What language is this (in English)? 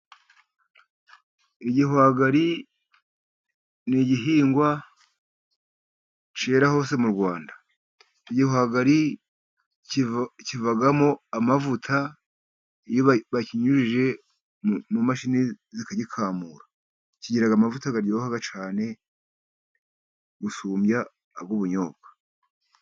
Kinyarwanda